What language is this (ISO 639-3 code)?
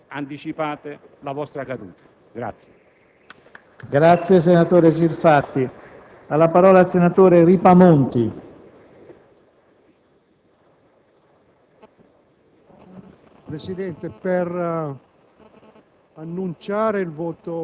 ita